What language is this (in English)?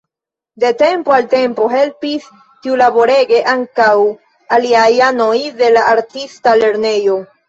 Esperanto